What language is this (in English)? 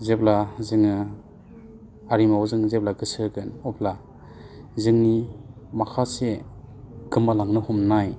Bodo